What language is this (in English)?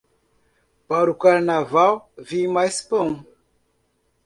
Portuguese